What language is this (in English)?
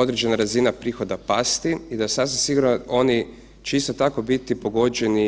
Croatian